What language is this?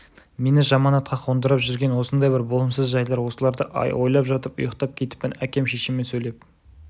Kazakh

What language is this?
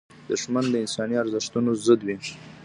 Pashto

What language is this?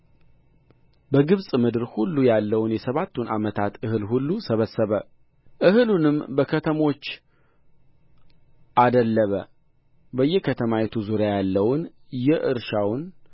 Amharic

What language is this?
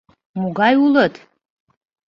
Mari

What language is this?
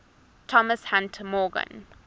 English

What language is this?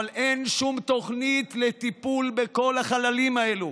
Hebrew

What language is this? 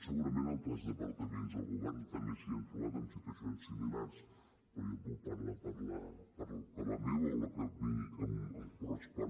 Catalan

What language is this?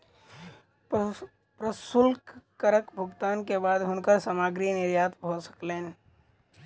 Maithili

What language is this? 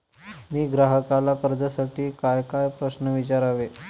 Marathi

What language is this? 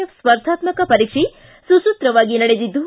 Kannada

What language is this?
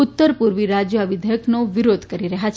Gujarati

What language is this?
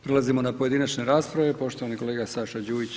Croatian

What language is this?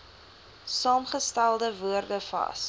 Afrikaans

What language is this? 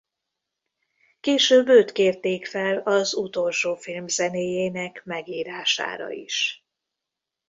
Hungarian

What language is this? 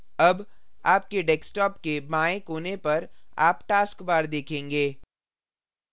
Hindi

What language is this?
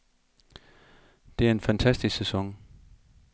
Danish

